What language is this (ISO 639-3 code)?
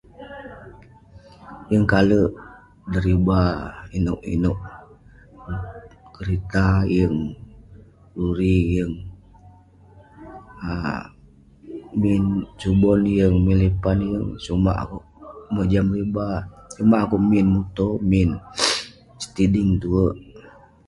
pne